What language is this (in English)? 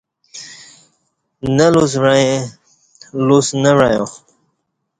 Kati